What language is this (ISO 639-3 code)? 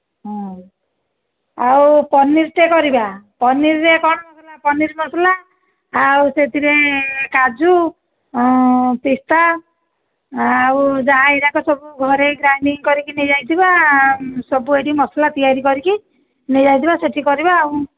ori